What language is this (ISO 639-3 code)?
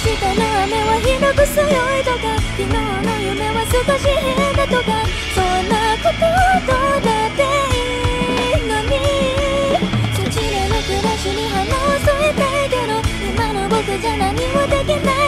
jpn